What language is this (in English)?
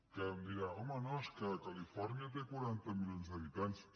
Catalan